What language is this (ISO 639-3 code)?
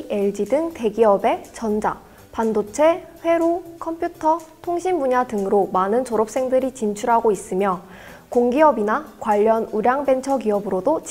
kor